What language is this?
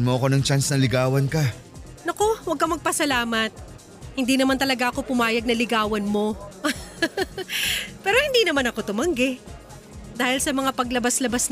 Filipino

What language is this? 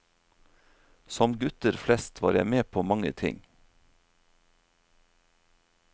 Norwegian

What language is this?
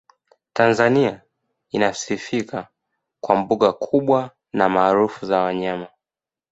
Swahili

